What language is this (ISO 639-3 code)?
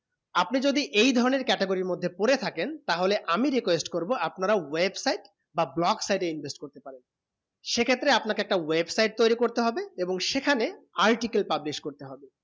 ben